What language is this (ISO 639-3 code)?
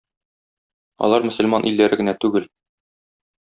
tat